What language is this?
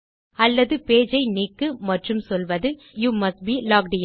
Tamil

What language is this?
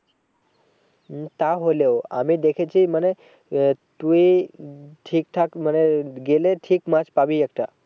Bangla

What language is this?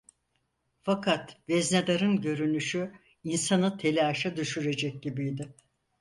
Turkish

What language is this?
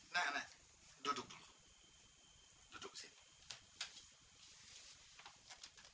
Indonesian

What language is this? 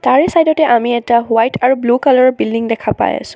Assamese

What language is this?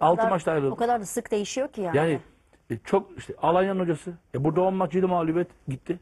Turkish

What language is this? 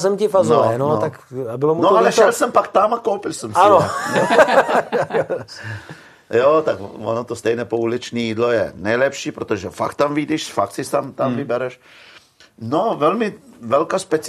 Czech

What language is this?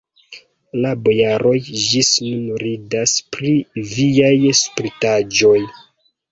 Esperanto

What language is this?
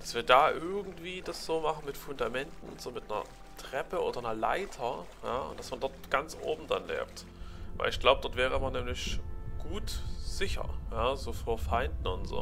German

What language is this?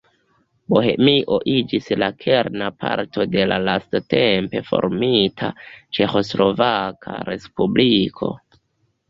Esperanto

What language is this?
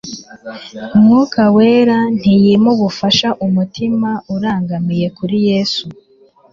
Kinyarwanda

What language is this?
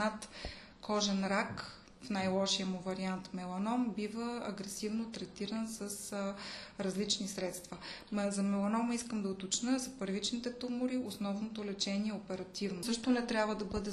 Bulgarian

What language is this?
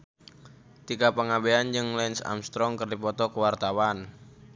Sundanese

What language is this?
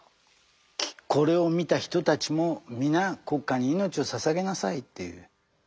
Japanese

